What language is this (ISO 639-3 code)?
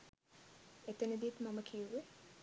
sin